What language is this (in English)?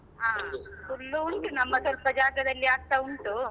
Kannada